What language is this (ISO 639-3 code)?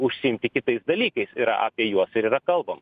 lit